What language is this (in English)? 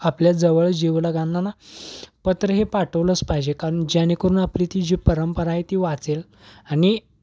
Marathi